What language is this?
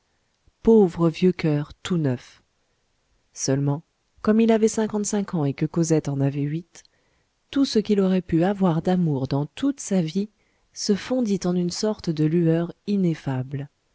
French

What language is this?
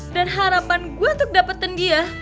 Indonesian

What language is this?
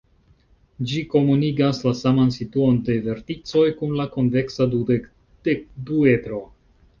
Esperanto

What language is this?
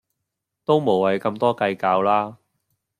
Cantonese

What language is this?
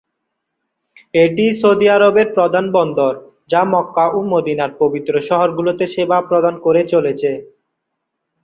Bangla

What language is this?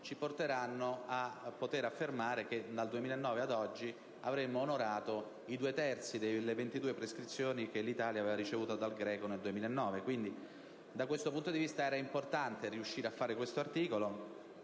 Italian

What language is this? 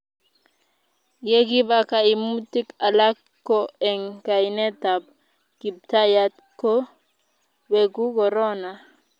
Kalenjin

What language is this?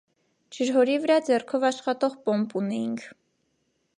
Armenian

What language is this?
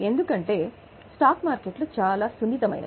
Telugu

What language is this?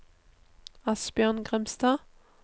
Norwegian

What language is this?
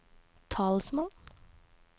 Norwegian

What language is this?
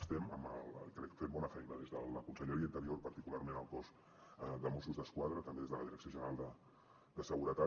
Catalan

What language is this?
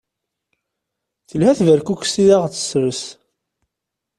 Kabyle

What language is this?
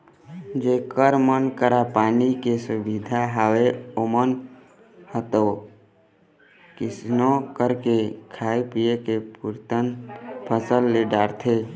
Chhattisgarhi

